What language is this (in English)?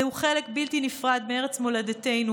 Hebrew